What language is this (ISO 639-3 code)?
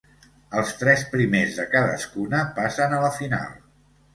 cat